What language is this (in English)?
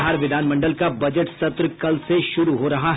Hindi